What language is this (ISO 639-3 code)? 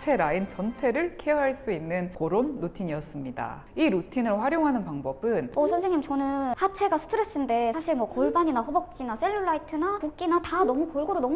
kor